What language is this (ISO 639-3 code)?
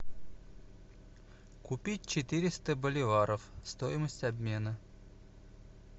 rus